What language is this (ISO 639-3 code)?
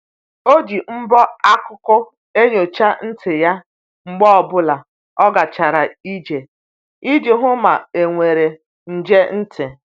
ibo